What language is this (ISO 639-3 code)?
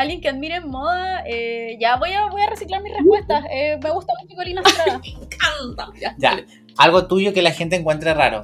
spa